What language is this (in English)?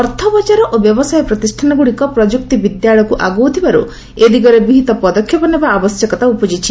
Odia